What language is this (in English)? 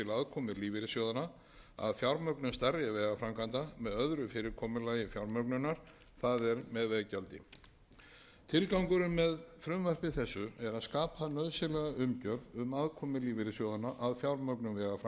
Icelandic